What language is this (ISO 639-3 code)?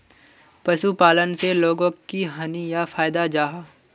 mag